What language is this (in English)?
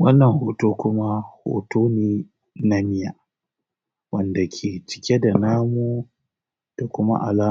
Hausa